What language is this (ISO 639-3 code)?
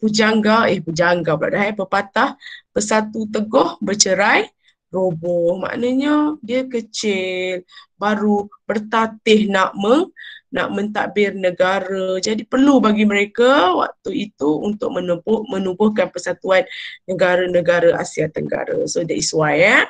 msa